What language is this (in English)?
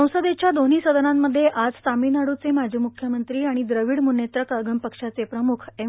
Marathi